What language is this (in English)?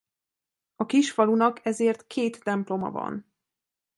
Hungarian